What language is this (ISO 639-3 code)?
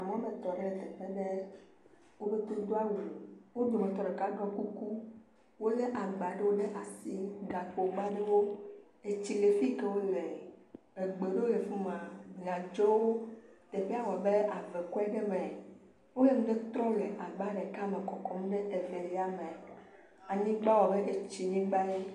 ewe